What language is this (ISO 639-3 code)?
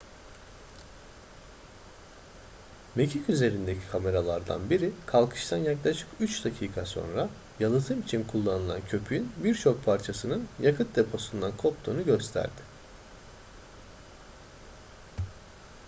tur